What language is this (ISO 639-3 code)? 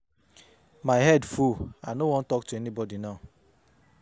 pcm